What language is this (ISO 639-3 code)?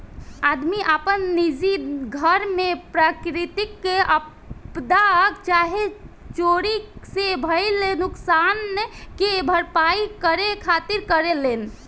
bho